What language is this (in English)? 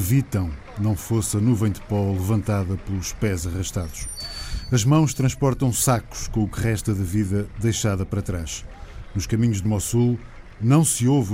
Portuguese